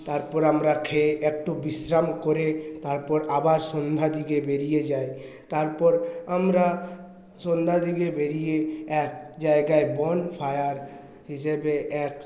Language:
Bangla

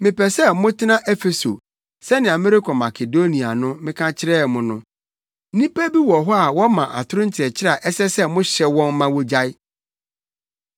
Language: Akan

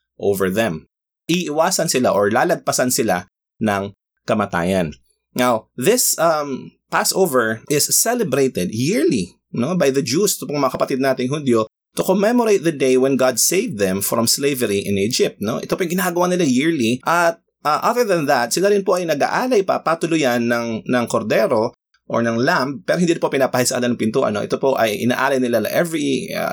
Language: Filipino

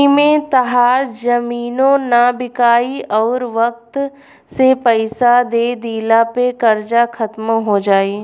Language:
Bhojpuri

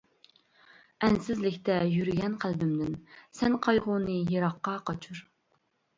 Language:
Uyghur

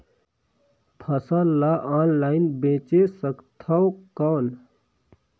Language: Chhattisgarhi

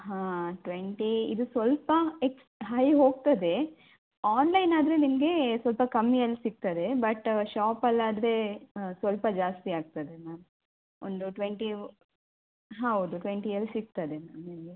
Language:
Kannada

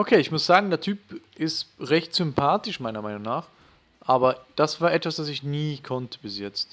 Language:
German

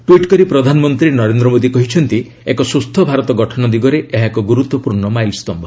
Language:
Odia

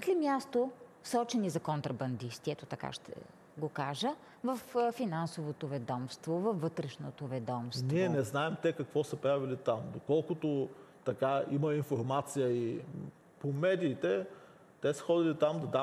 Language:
Bulgarian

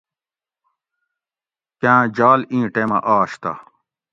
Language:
Gawri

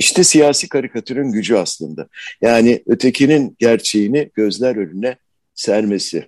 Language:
Turkish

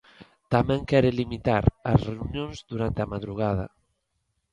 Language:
Galician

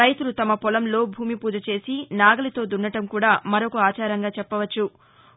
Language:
Telugu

